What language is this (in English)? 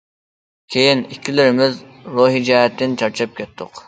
Uyghur